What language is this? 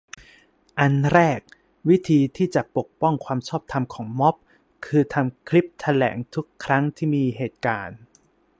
Thai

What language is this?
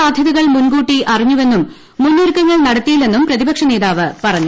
Malayalam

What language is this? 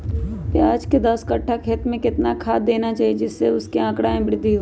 Magahi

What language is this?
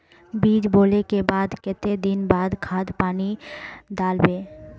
Magahi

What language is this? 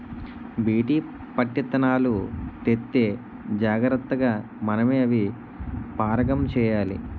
Telugu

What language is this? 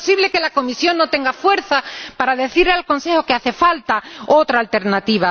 Spanish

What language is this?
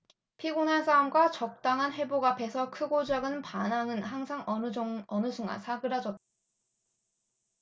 Korean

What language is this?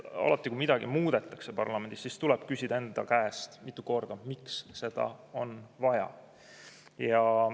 Estonian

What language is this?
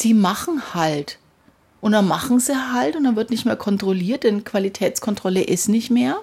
German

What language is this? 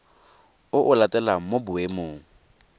Tswana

